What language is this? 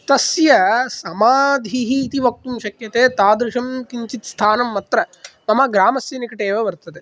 Sanskrit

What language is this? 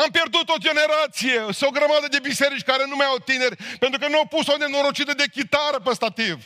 Romanian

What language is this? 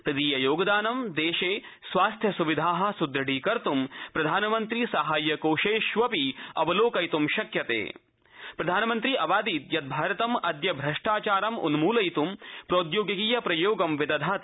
Sanskrit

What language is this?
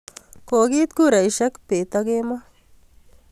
Kalenjin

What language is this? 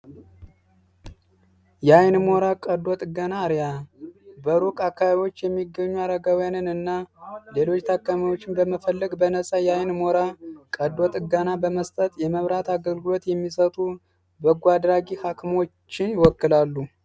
Amharic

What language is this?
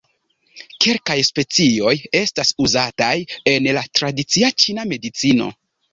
Esperanto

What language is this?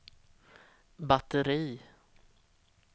Swedish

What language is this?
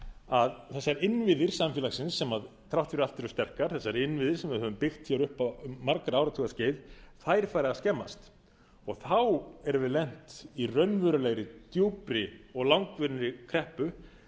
Icelandic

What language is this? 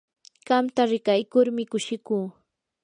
Yanahuanca Pasco Quechua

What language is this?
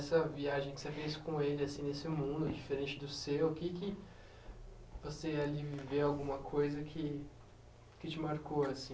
Portuguese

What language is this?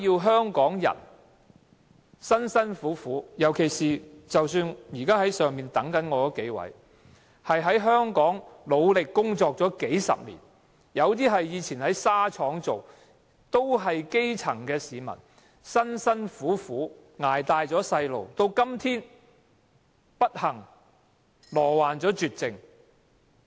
Cantonese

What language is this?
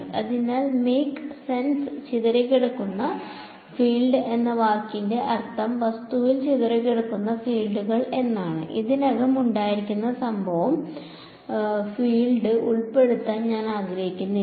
Malayalam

